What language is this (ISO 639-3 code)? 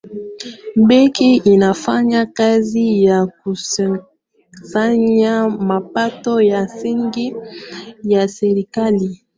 swa